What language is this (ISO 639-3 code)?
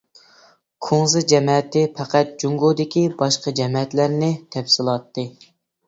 uig